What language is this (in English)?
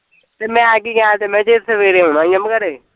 Punjabi